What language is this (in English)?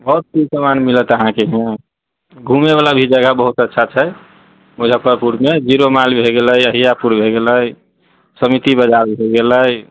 Maithili